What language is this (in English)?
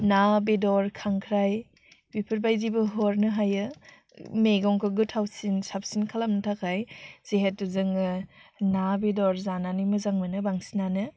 Bodo